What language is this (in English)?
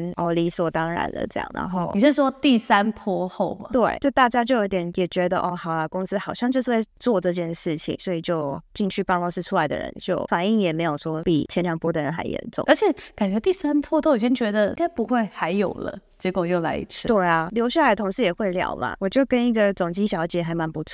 Chinese